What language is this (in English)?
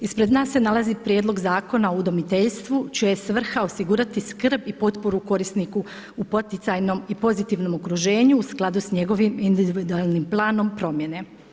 Croatian